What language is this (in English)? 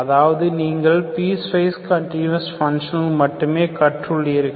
Tamil